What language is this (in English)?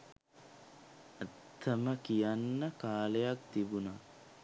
Sinhala